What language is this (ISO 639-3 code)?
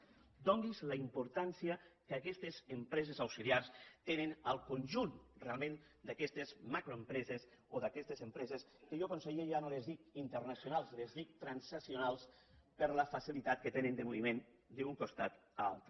cat